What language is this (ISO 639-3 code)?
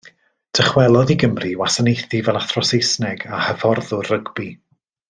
cym